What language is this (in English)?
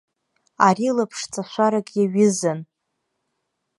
Abkhazian